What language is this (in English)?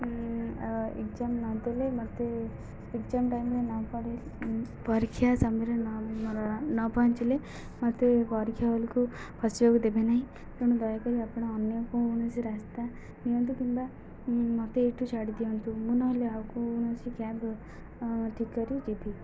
Odia